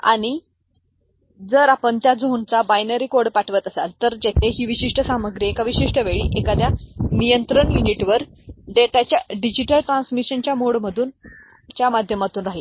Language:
Marathi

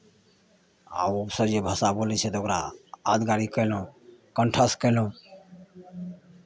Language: Maithili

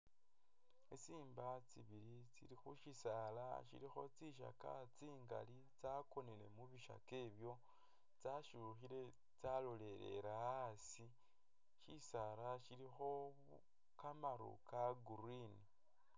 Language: Masaaba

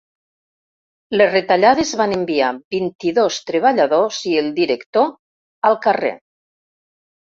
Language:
Catalan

